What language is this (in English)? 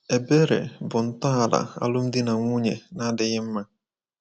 Igbo